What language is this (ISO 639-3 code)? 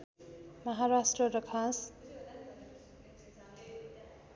nep